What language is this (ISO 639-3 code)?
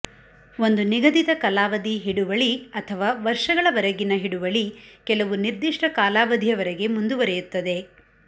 kan